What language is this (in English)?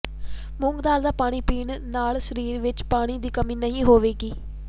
Punjabi